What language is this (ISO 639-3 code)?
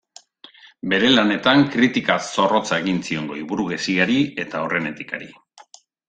eus